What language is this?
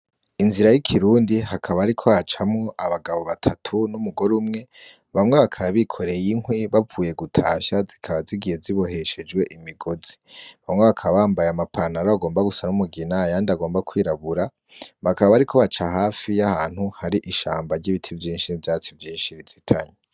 Rundi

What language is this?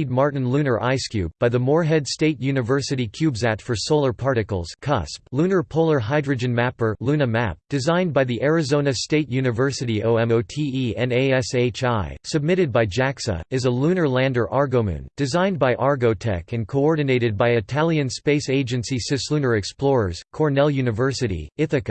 English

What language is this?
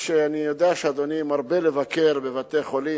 Hebrew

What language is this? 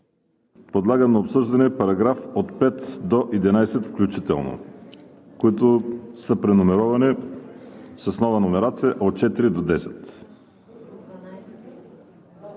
Bulgarian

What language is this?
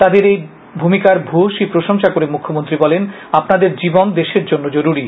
Bangla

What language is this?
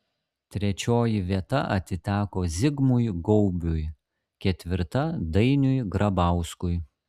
Lithuanian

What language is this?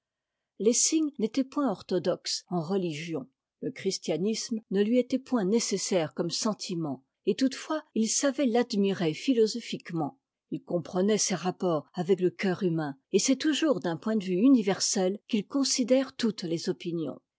French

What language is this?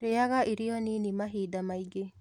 Kikuyu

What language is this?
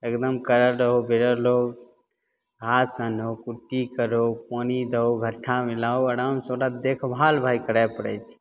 Maithili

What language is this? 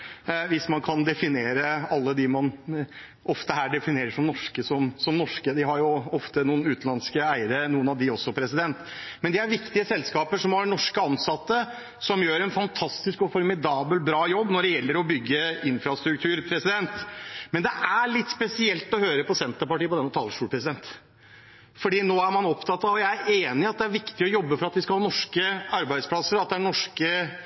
Norwegian Bokmål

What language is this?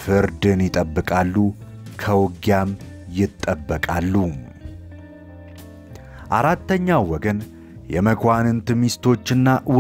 Arabic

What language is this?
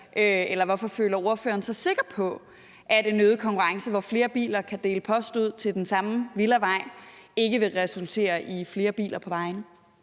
Danish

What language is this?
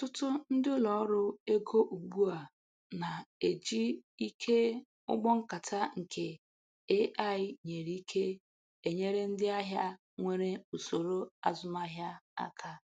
Igbo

